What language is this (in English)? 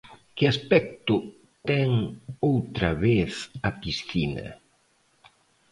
Galician